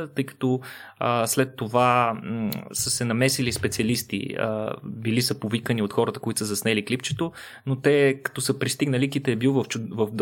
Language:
Bulgarian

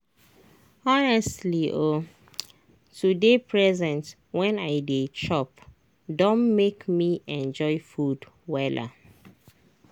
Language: Nigerian Pidgin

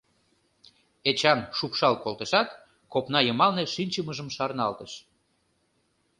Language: Mari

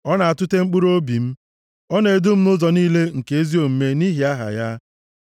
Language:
Igbo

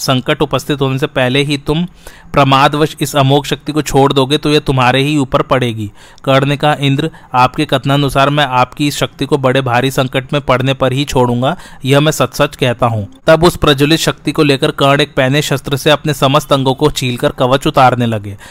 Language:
Hindi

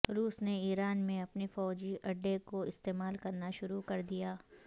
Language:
Urdu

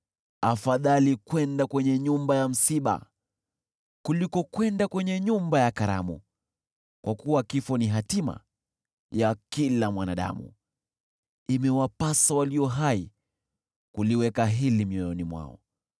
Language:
Swahili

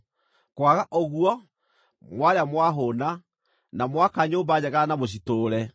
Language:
Kikuyu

